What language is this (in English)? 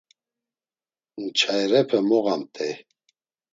Laz